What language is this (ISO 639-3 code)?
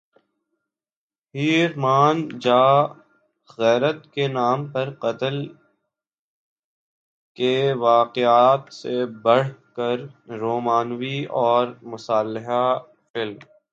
urd